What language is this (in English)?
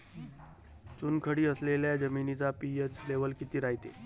Marathi